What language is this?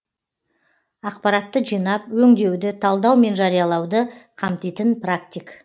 Kazakh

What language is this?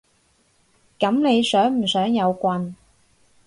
Cantonese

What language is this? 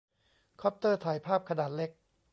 Thai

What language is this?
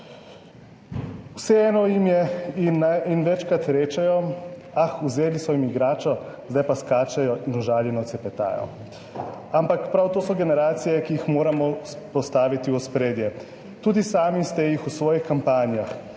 Slovenian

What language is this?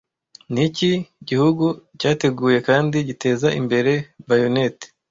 Kinyarwanda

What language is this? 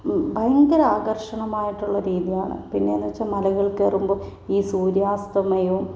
Malayalam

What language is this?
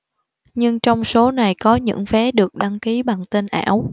Vietnamese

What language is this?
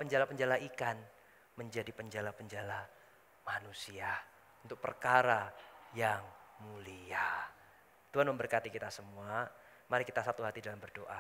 Indonesian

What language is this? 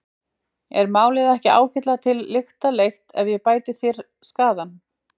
Icelandic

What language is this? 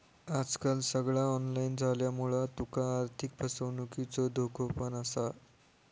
Marathi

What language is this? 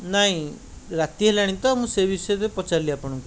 Odia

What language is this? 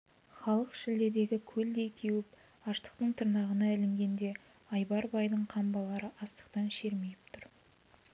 Kazakh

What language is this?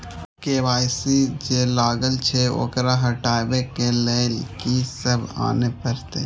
Maithili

